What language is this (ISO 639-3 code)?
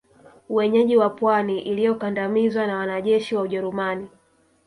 swa